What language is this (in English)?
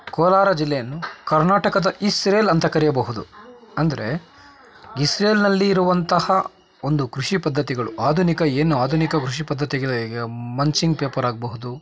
Kannada